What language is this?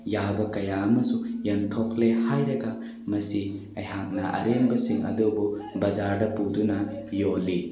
Manipuri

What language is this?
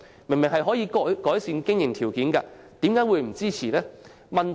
Cantonese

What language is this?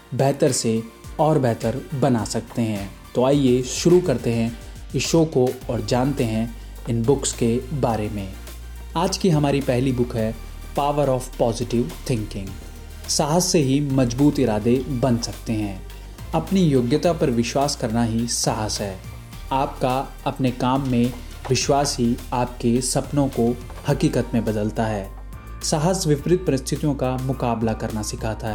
Hindi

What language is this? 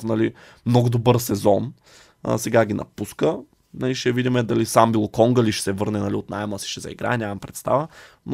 Bulgarian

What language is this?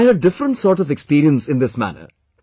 English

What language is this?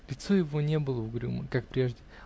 Russian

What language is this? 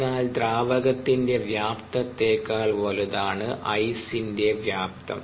Malayalam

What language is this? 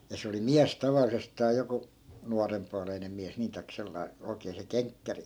Finnish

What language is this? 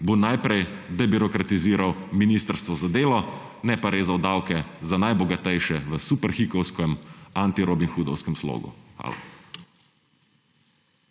Slovenian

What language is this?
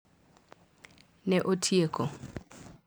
Luo (Kenya and Tanzania)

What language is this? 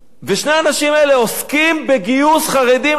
Hebrew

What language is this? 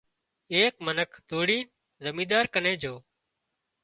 Wadiyara Koli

